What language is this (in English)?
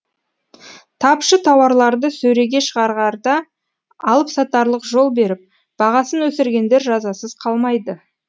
Kazakh